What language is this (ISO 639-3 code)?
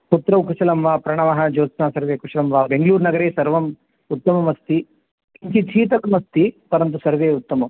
san